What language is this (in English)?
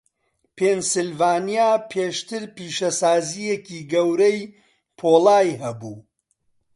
Central Kurdish